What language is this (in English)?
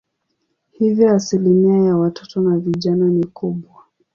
Swahili